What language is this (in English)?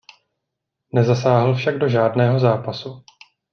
Czech